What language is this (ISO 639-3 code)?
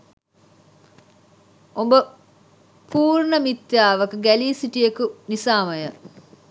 sin